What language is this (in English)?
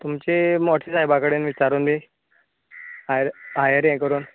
Konkani